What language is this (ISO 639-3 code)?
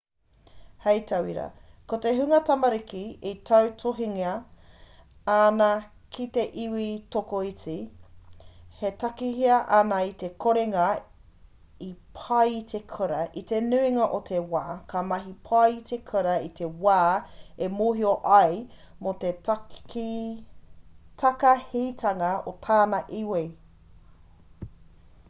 mri